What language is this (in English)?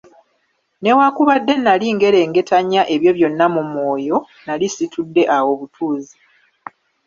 Ganda